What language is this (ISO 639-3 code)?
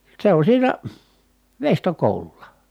fin